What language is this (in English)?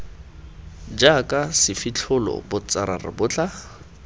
Tswana